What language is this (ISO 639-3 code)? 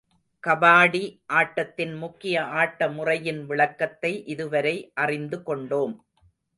tam